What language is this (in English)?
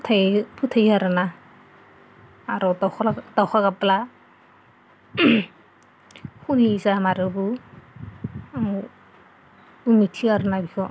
Bodo